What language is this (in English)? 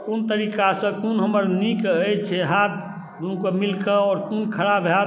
Maithili